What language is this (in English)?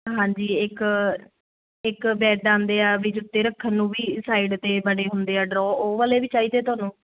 Punjabi